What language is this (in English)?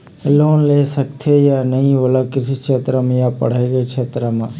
Chhattisgarhi